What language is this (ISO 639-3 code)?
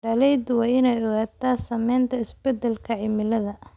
som